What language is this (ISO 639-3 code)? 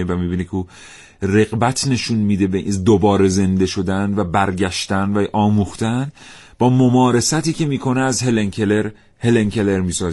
fas